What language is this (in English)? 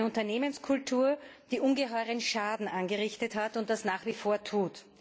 German